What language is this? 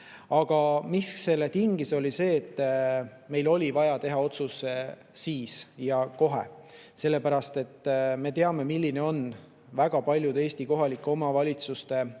Estonian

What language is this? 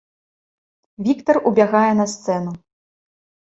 Belarusian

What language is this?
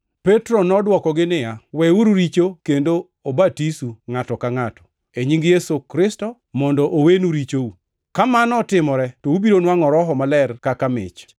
Luo (Kenya and Tanzania)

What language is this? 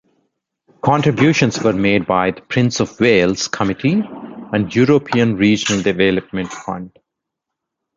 English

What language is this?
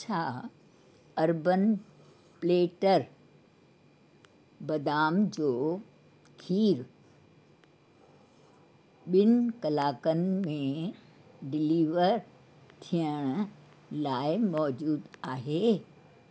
Sindhi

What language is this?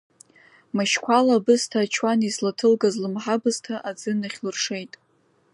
Abkhazian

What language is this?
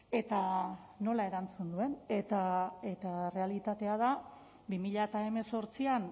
Basque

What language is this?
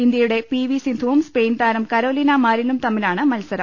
Malayalam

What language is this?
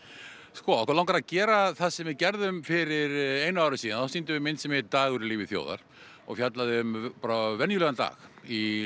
Icelandic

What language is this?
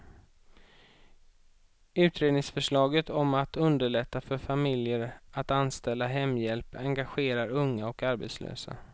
Swedish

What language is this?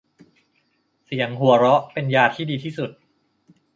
Thai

